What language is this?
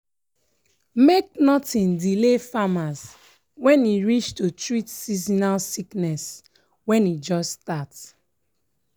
Nigerian Pidgin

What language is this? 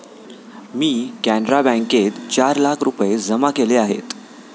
Marathi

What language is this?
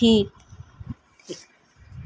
Urdu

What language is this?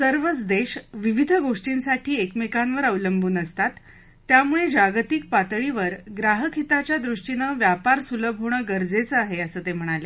Marathi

